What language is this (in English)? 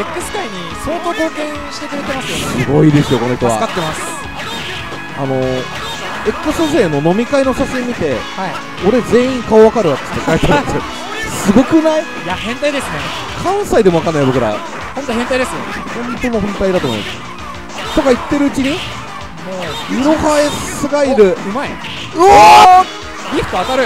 Japanese